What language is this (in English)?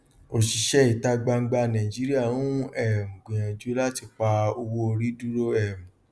Yoruba